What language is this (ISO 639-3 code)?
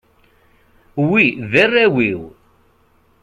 kab